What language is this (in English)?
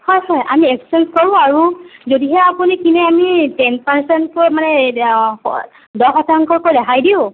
Assamese